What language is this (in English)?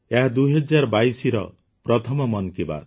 Odia